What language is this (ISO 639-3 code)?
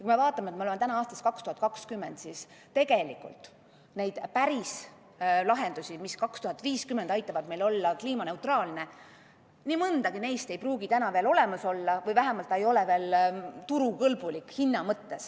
est